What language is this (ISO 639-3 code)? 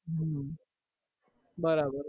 guj